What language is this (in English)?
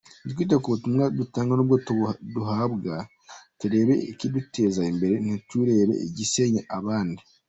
Kinyarwanda